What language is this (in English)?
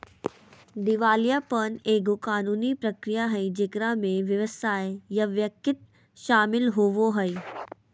Magahi